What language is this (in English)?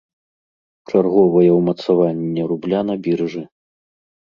Belarusian